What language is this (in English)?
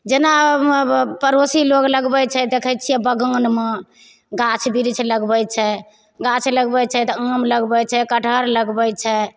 Maithili